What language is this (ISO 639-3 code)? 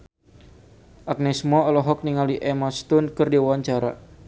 sun